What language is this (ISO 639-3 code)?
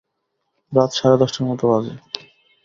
ben